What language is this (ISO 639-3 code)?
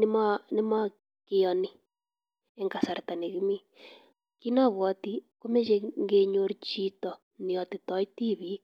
kln